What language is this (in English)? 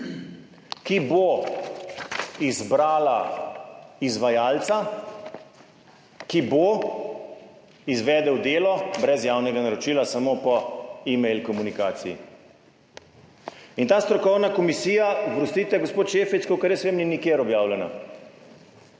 Slovenian